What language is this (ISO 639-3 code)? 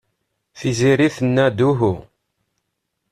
kab